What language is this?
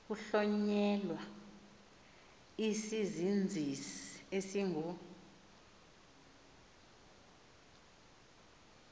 Xhosa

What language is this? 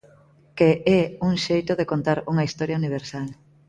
Galician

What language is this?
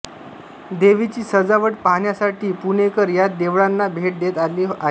Marathi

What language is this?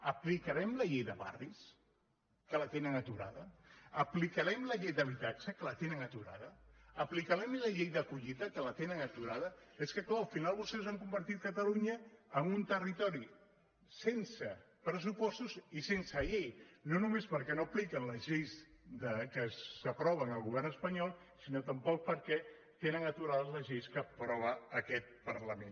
Catalan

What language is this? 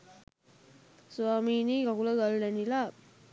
Sinhala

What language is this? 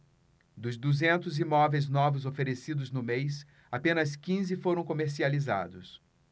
Portuguese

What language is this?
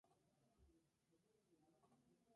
Spanish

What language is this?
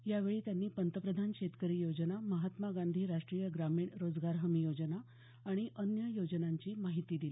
Marathi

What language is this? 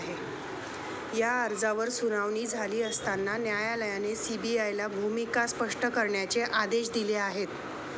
Marathi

